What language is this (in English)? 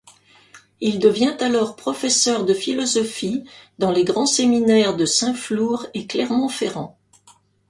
French